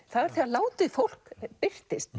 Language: Icelandic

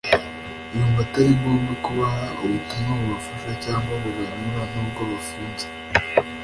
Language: Kinyarwanda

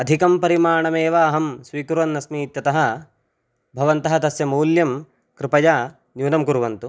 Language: Sanskrit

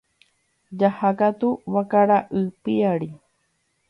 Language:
Guarani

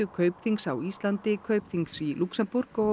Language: Icelandic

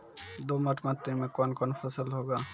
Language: Maithili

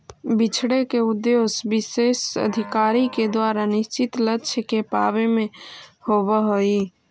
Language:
Magahi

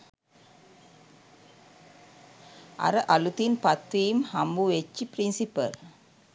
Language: Sinhala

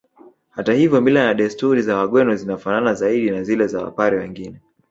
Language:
Swahili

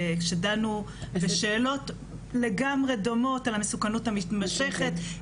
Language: Hebrew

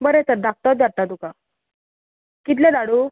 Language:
Konkani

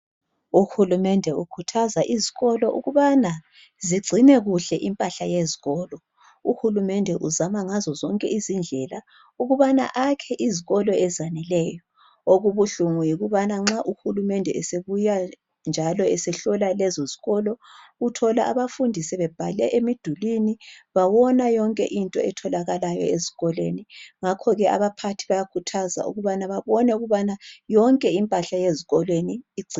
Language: North Ndebele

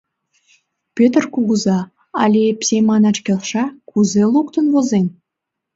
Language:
Mari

